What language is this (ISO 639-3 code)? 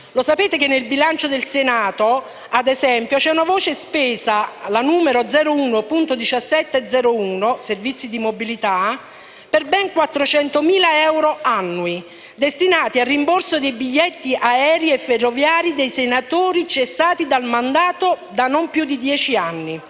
ita